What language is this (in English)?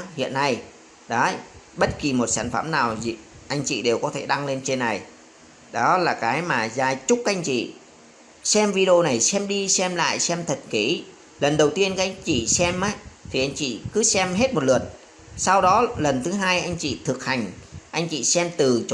Vietnamese